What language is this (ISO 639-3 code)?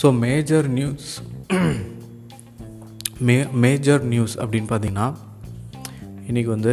tam